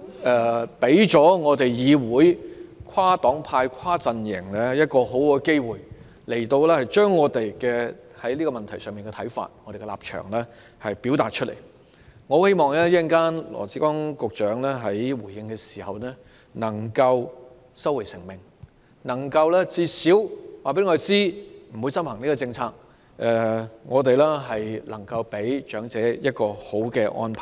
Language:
Cantonese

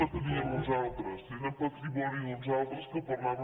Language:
Catalan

